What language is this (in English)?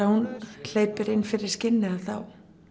Icelandic